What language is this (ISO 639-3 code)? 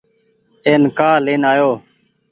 gig